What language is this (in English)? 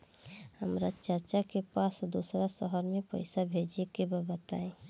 Bhojpuri